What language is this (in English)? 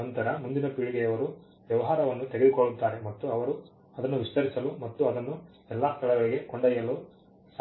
Kannada